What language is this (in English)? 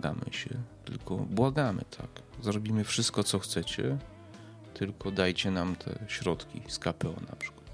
Polish